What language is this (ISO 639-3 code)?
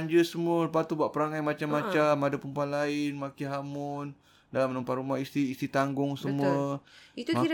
msa